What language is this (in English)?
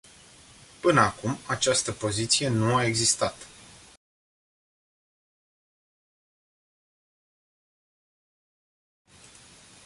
Romanian